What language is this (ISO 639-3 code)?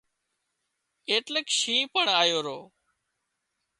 kxp